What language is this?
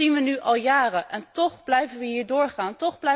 Dutch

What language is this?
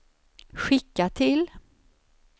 Swedish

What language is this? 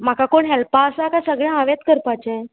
Konkani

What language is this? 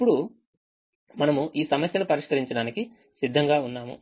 Telugu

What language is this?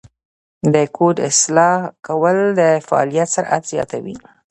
Pashto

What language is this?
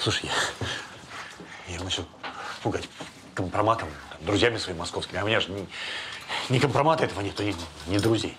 Russian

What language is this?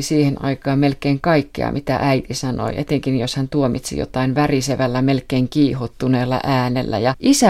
Finnish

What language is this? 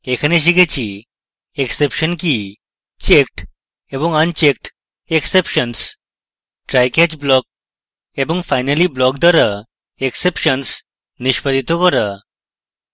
Bangla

